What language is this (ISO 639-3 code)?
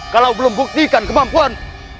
ind